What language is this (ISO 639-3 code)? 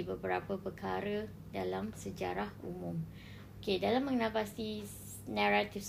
msa